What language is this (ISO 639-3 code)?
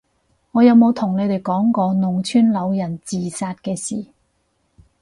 yue